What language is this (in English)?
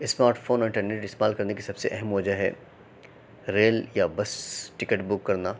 Urdu